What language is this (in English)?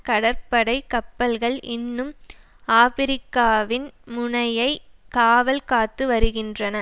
Tamil